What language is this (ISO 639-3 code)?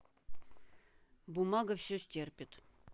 rus